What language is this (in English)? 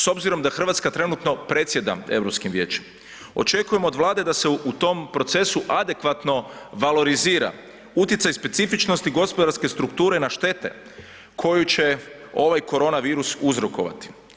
Croatian